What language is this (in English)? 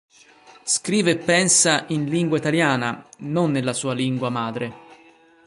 Italian